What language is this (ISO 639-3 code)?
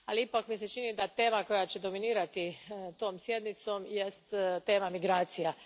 hrv